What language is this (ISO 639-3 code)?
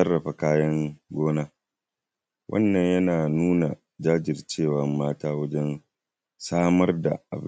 hau